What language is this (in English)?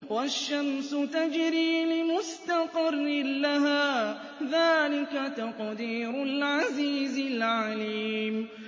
Arabic